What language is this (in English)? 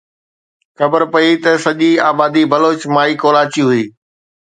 Sindhi